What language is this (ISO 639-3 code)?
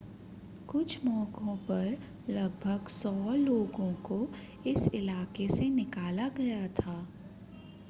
hin